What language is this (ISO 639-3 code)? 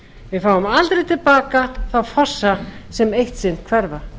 isl